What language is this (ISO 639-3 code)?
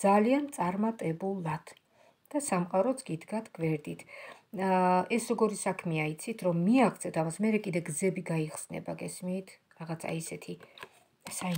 ron